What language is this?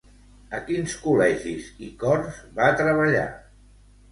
Catalan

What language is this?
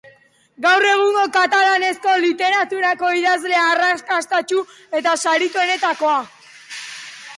Basque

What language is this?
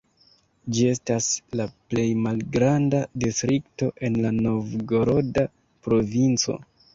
Esperanto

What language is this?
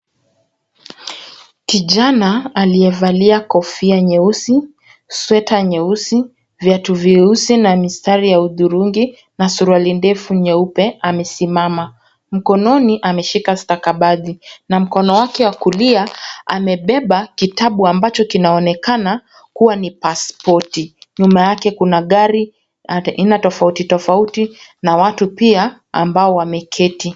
Swahili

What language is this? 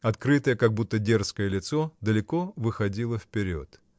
Russian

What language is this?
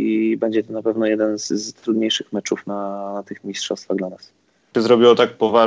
Polish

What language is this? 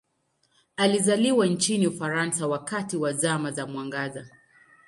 Swahili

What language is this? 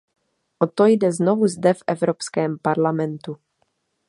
Czech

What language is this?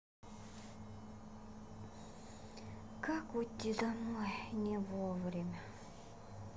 Russian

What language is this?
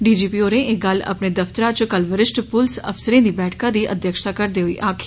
Dogri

